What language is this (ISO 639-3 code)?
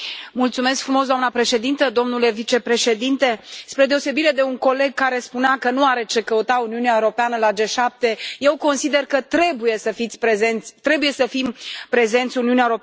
ron